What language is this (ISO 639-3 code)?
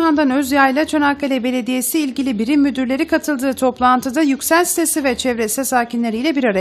tur